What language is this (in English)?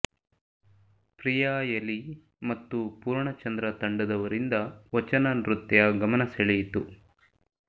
Kannada